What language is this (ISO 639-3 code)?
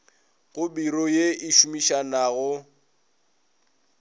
nso